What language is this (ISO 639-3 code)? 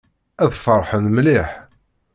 kab